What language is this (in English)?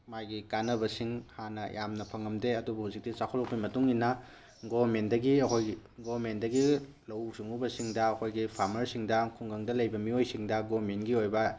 Manipuri